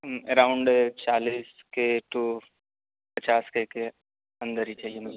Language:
Urdu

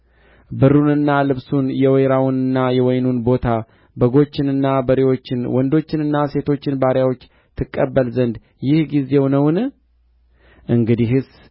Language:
Amharic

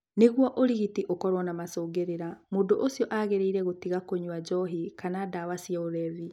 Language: Kikuyu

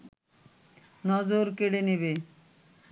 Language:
Bangla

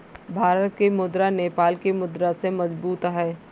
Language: Hindi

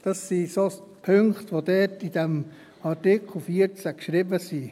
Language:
Swiss German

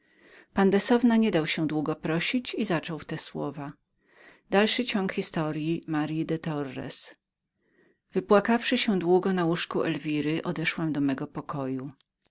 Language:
Polish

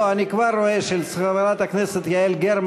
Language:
Hebrew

